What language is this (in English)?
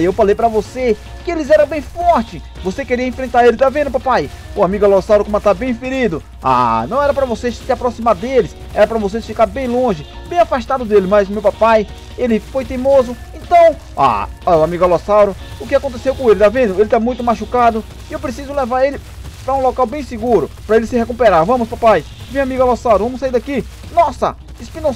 Portuguese